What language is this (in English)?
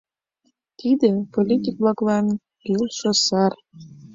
Mari